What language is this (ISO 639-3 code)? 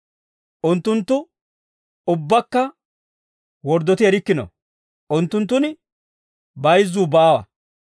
dwr